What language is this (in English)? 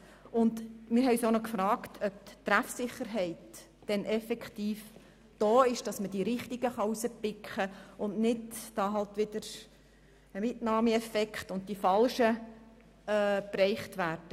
Swiss German